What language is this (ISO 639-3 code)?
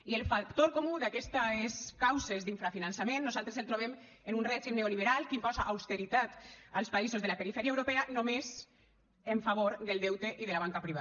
cat